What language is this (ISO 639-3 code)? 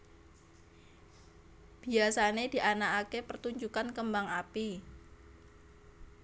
jav